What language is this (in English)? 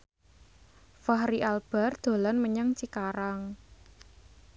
Javanese